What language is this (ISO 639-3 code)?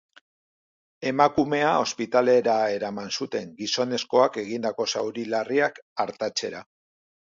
eus